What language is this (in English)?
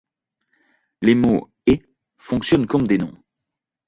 French